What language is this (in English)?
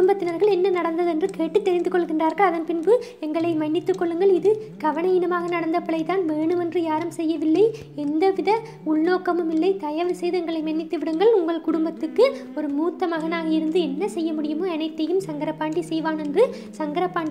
Arabic